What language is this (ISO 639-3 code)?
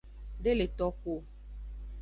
ajg